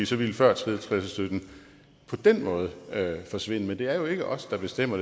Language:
Danish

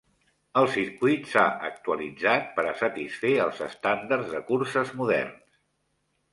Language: Catalan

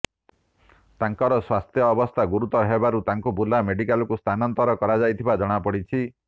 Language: Odia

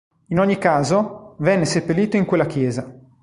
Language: Italian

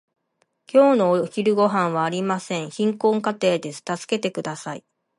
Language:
Japanese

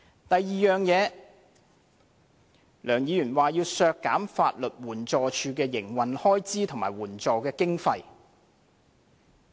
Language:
Cantonese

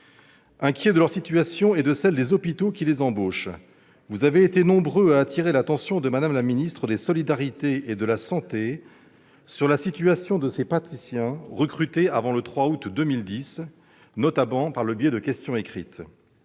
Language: French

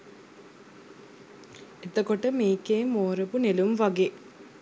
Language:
Sinhala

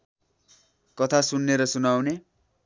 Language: Nepali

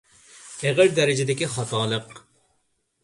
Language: Uyghur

